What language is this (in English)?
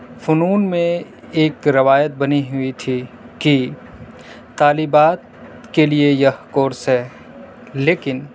Urdu